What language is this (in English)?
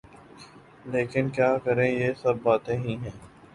Urdu